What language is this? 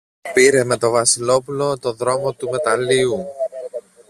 Greek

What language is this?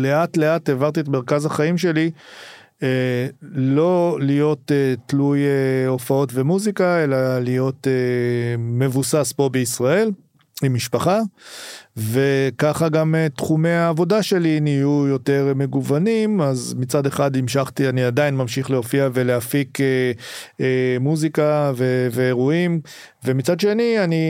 Hebrew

